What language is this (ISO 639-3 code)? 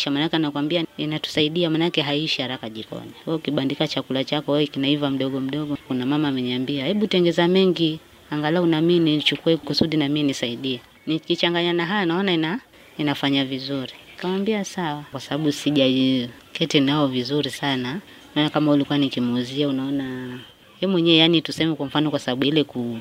swa